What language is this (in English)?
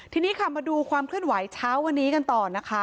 Thai